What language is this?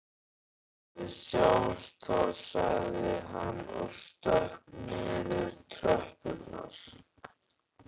Icelandic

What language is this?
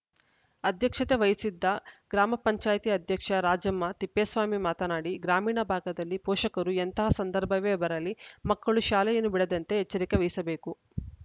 Kannada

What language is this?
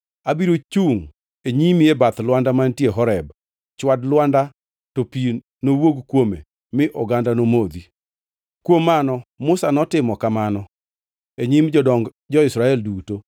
Luo (Kenya and Tanzania)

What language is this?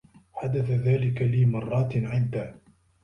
Arabic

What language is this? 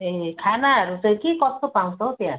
Nepali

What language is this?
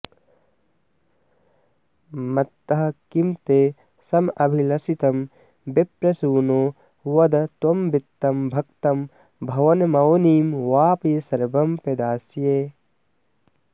Sanskrit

